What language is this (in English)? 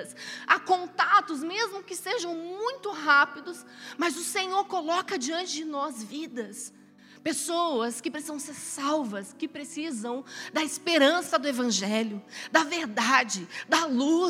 Portuguese